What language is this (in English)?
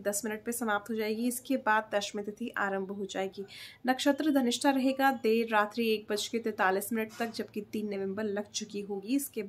Hindi